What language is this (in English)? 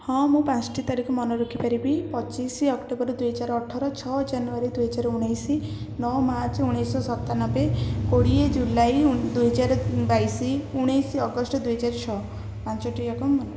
Odia